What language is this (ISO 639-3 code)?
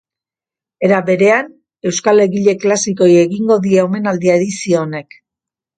eus